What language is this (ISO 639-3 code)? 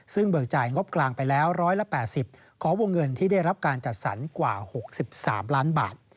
tha